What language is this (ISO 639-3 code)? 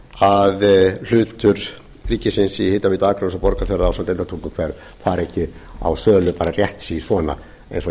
isl